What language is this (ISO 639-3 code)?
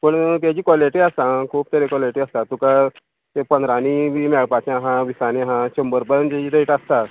kok